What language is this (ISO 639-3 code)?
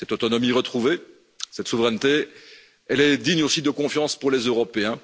fra